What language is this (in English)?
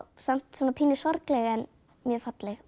Icelandic